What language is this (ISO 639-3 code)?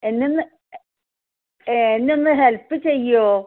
mal